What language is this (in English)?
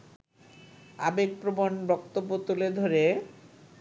Bangla